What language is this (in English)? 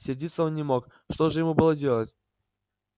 Russian